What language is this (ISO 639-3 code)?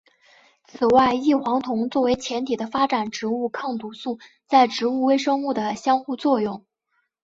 zho